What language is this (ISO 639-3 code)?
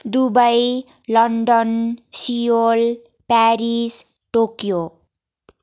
nep